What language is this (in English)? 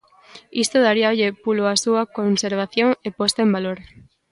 Galician